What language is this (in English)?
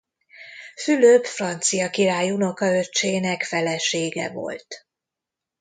Hungarian